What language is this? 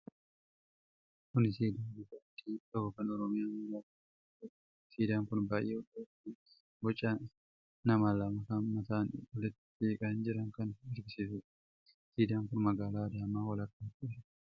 Oromo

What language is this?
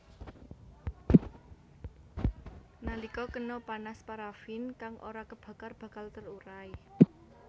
Javanese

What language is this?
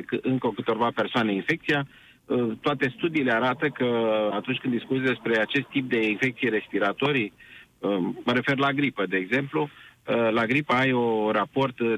Romanian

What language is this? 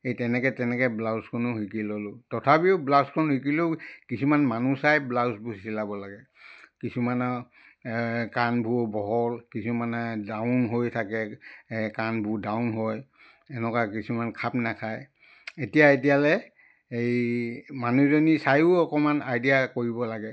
Assamese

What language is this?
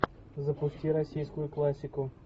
Russian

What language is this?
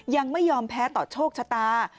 Thai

